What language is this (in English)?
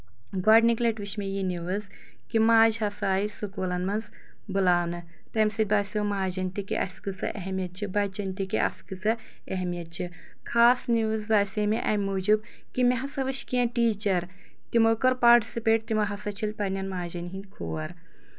Kashmiri